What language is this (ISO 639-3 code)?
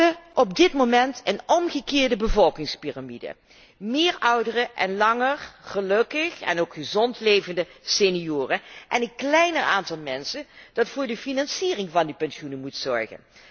nld